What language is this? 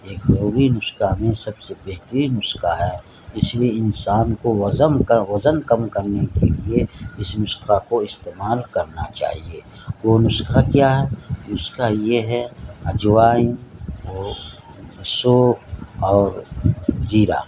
Urdu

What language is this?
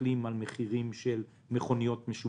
Hebrew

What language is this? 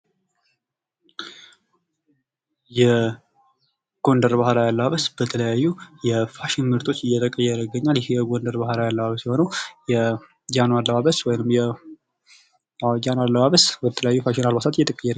Amharic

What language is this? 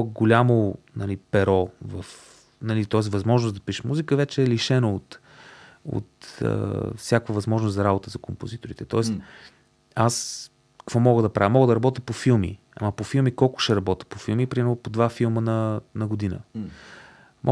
Bulgarian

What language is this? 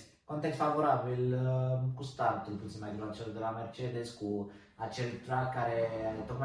Romanian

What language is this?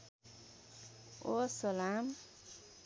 Nepali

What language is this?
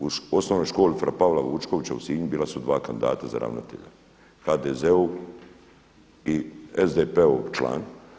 Croatian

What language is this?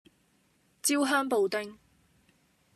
Cantonese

